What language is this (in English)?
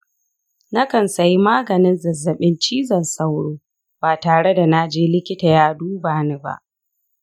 Hausa